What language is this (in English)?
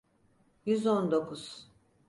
Turkish